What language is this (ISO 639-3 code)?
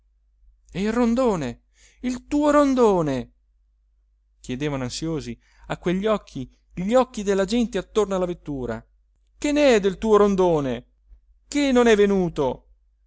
ita